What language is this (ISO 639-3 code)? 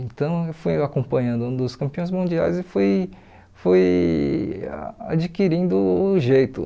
por